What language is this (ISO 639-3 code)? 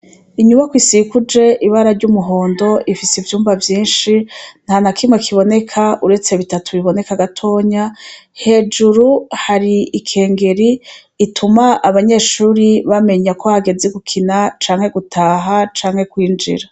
run